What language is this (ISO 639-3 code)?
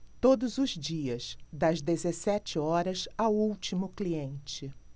por